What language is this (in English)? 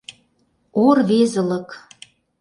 Mari